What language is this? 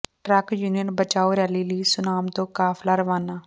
Punjabi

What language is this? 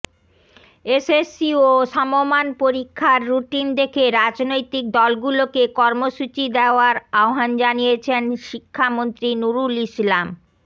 Bangla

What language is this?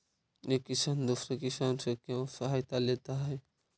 Magahi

